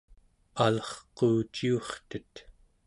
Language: Central Yupik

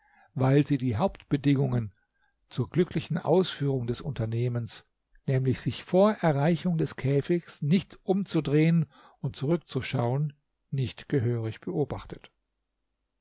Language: German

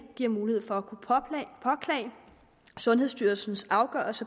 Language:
Danish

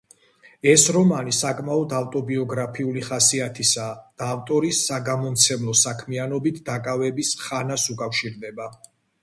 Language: Georgian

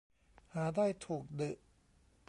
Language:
Thai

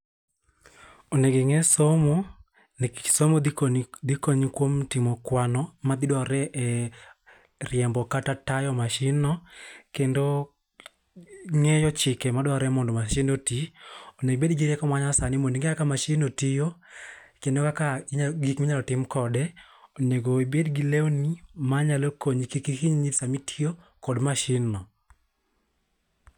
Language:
Luo (Kenya and Tanzania)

